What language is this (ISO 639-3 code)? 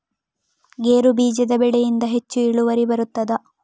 kan